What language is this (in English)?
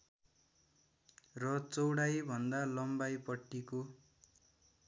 Nepali